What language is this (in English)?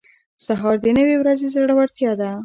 Pashto